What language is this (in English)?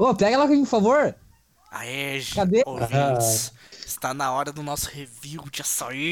Portuguese